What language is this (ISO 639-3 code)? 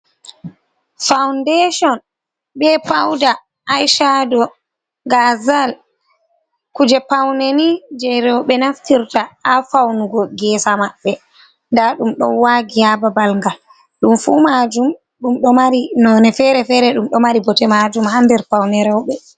ful